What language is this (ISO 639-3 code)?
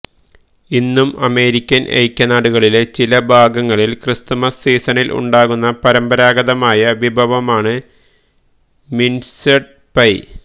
mal